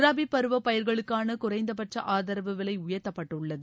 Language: Tamil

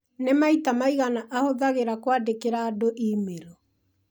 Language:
Kikuyu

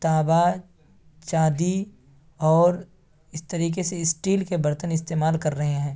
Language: Urdu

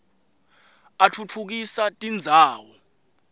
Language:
Swati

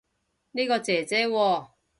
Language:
Cantonese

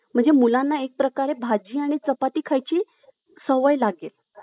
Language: Marathi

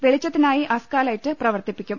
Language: Malayalam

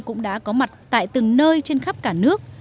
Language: Vietnamese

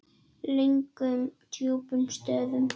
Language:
Icelandic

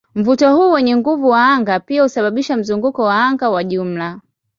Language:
Swahili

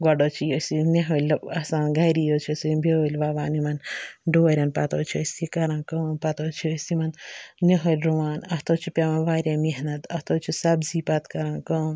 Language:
Kashmiri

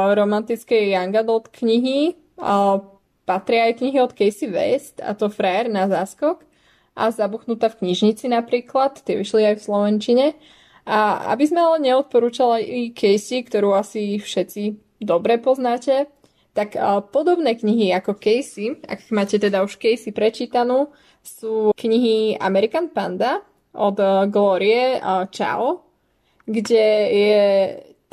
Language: Slovak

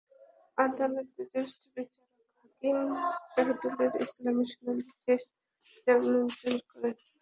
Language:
Bangla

